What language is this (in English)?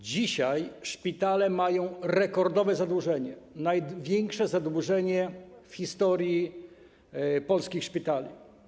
Polish